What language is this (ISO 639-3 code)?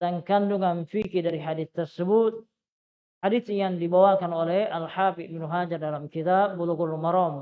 ind